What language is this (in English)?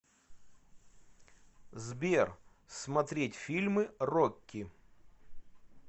Russian